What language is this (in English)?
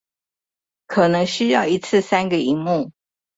Chinese